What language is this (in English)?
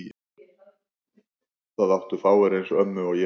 Icelandic